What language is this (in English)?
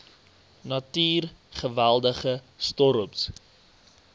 Afrikaans